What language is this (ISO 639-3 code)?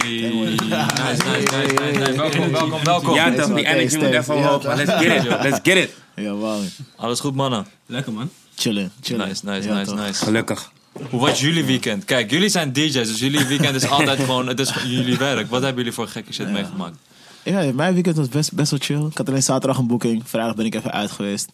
nld